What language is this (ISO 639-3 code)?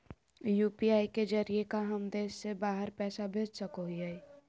mag